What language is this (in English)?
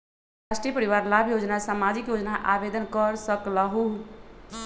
Magahi